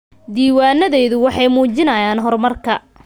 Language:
Somali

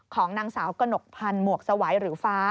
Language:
Thai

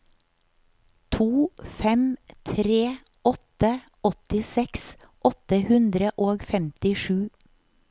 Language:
Norwegian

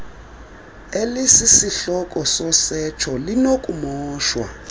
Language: Xhosa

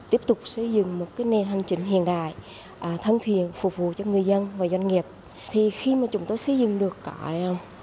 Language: Vietnamese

